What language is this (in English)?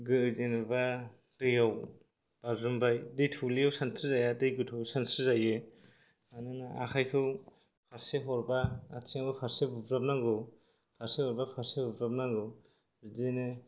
Bodo